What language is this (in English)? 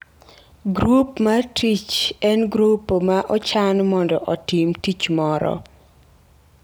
Luo (Kenya and Tanzania)